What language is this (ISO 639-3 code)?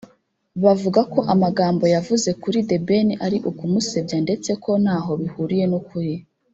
kin